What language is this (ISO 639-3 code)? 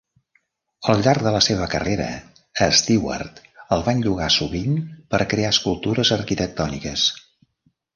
cat